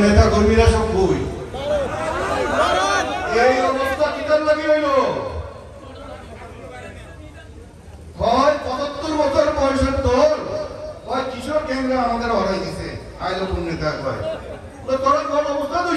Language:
Turkish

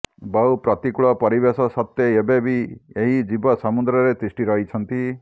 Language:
Odia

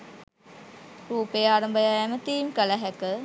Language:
Sinhala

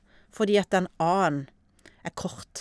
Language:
Norwegian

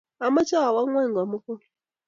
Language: Kalenjin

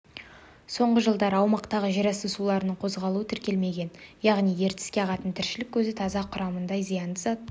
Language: Kazakh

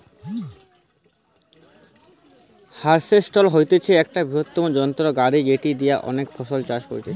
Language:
Bangla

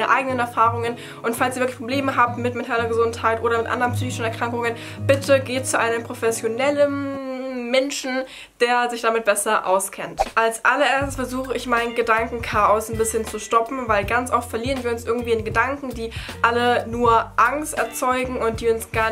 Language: German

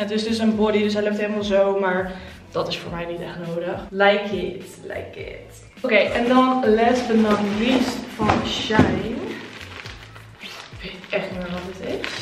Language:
Dutch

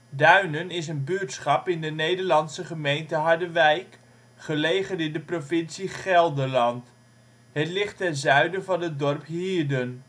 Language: Dutch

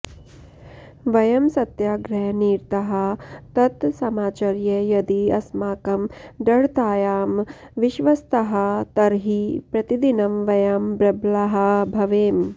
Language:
Sanskrit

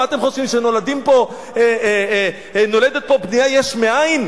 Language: Hebrew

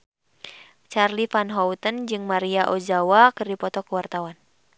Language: Sundanese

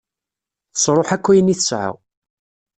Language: Kabyle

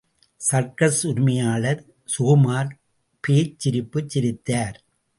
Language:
Tamil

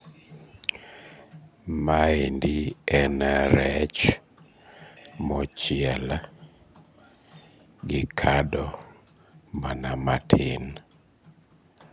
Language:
Luo (Kenya and Tanzania)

